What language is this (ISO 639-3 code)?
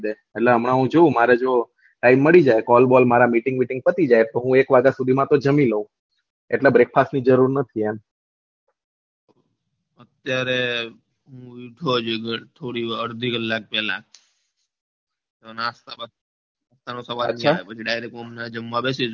guj